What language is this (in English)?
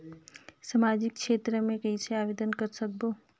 Chhattisgarhi